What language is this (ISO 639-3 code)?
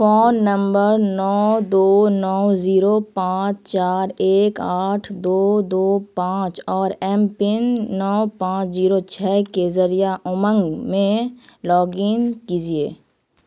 urd